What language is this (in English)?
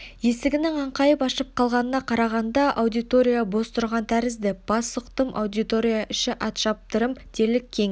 Kazakh